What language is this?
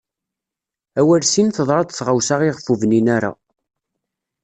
Kabyle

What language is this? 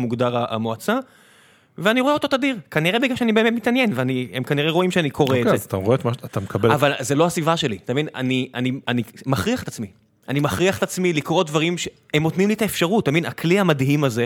Hebrew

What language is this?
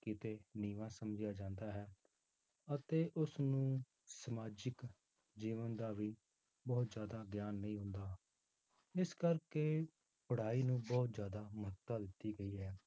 Punjabi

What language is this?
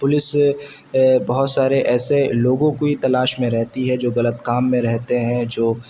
Urdu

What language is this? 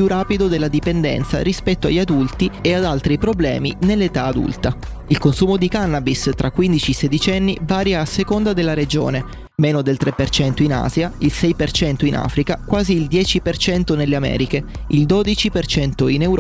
Italian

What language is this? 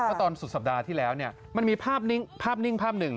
Thai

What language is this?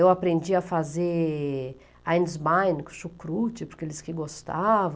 Portuguese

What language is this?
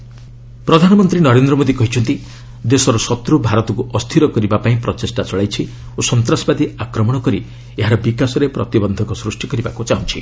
Odia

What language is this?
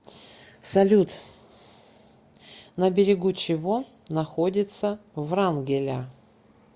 Russian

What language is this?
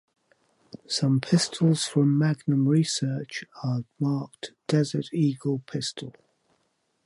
English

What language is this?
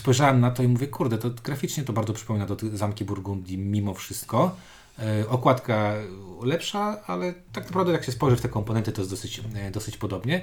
Polish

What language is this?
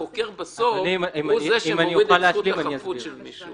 Hebrew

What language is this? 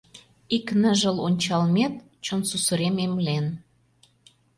Mari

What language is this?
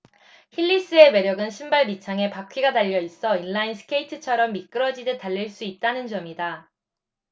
Korean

